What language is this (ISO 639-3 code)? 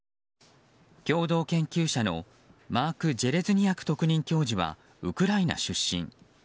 jpn